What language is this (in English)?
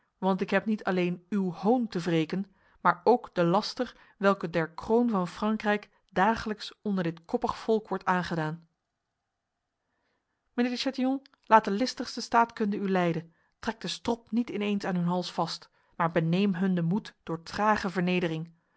Dutch